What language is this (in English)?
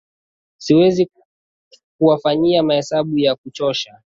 Swahili